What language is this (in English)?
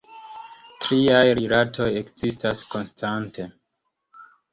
Esperanto